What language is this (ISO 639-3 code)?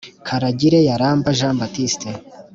kin